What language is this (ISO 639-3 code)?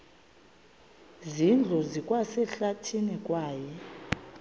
xho